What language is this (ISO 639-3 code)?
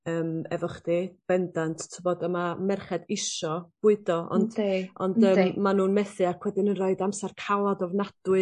cym